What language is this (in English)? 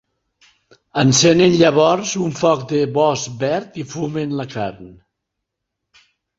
Catalan